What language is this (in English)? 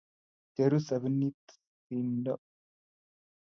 Kalenjin